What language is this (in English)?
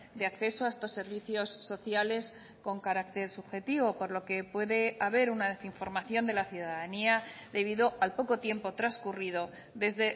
Spanish